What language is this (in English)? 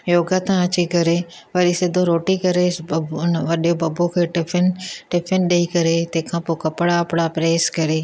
Sindhi